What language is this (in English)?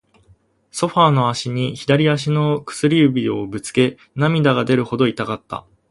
Japanese